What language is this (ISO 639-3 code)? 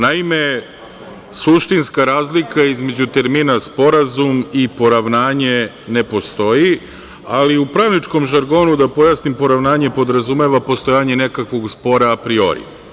srp